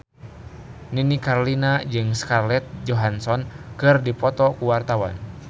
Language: Sundanese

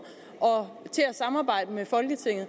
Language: Danish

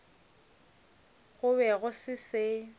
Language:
Northern Sotho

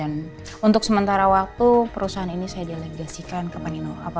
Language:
Indonesian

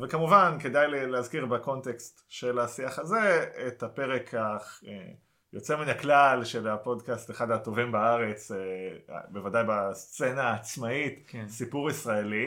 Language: Hebrew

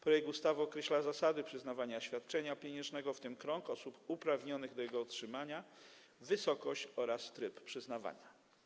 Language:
Polish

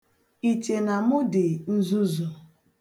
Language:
Igbo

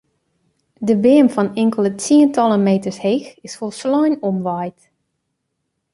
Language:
Western Frisian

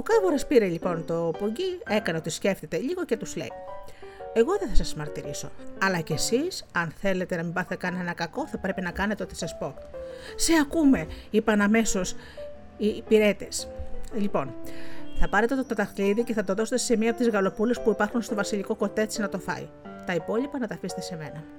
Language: Greek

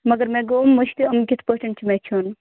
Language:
Kashmiri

